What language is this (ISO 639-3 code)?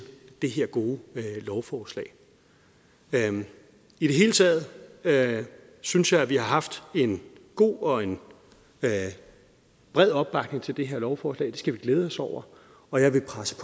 dan